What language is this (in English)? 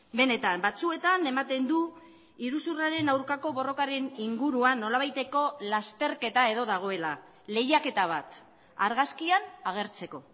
Basque